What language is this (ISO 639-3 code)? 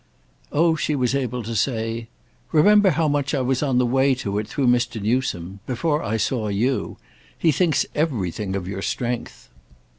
eng